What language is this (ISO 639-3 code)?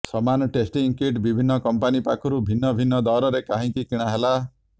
ori